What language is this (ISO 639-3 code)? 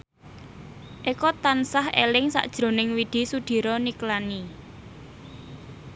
jav